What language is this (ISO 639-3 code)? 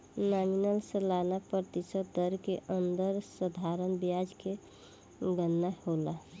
bho